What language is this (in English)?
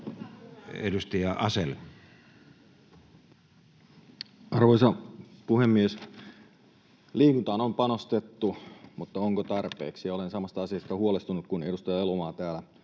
Finnish